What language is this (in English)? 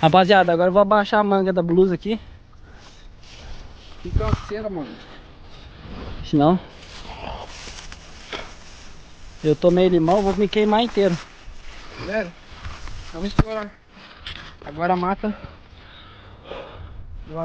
Portuguese